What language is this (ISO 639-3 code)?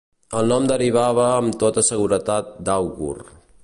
cat